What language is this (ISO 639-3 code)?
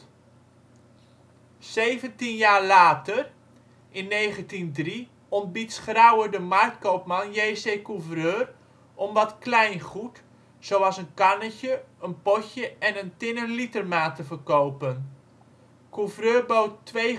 nld